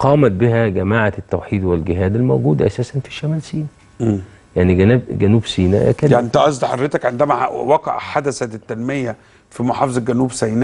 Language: Arabic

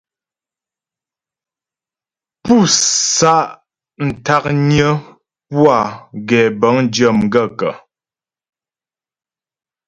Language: Ghomala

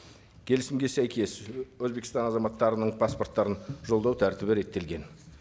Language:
Kazakh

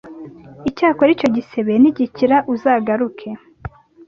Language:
Kinyarwanda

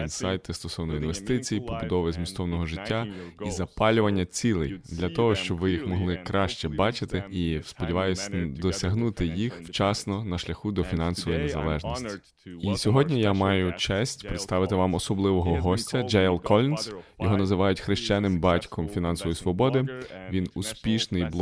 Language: Ukrainian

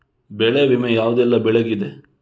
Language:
Kannada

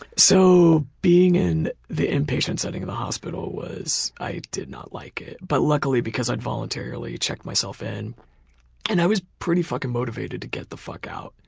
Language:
English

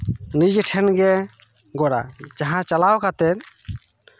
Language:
Santali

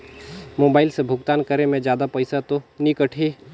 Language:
Chhattisgarhi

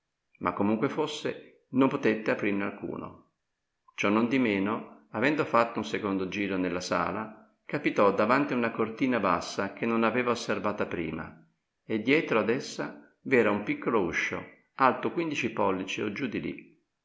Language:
Italian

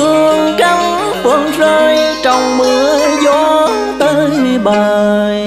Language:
Vietnamese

